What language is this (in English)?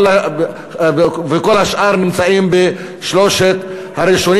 Hebrew